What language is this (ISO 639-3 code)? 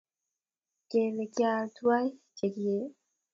kln